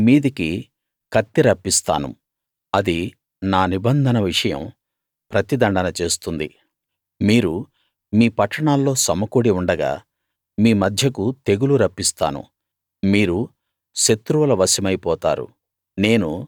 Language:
Telugu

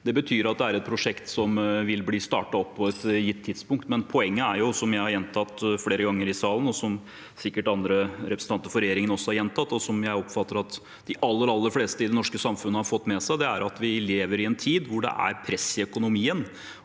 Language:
Norwegian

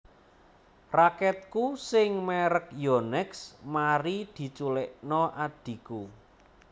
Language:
Javanese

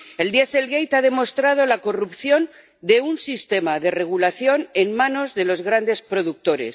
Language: Spanish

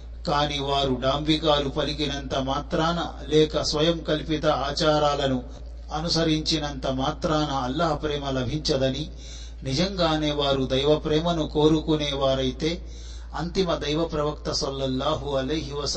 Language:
Telugu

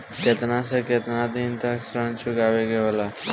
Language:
Bhojpuri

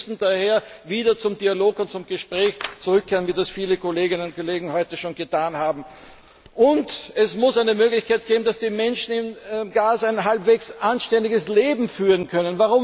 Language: German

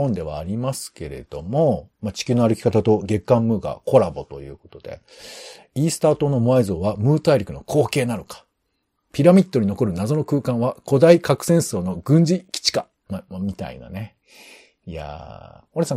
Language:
Japanese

